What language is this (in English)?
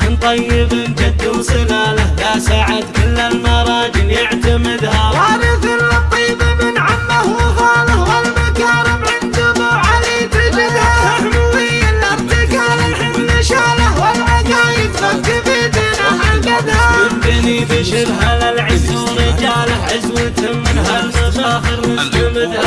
Arabic